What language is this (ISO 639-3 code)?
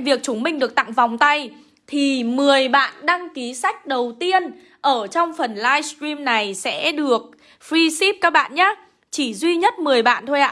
vie